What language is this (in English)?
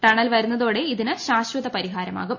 Malayalam